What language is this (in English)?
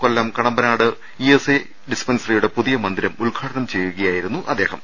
Malayalam